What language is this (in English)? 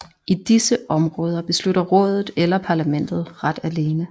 Danish